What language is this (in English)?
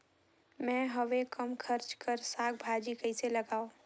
Chhattisgarhi